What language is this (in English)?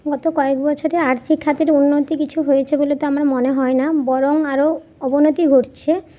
Bangla